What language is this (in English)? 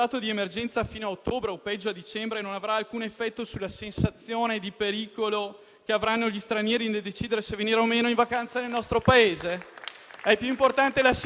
Italian